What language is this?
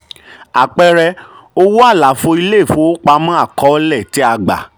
Yoruba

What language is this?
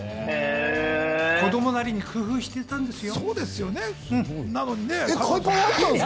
Japanese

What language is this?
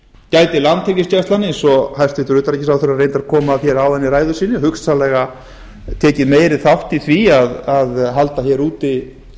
Icelandic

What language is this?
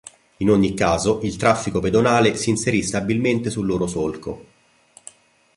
Italian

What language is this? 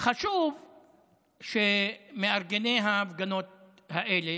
Hebrew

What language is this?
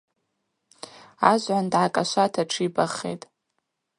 Abaza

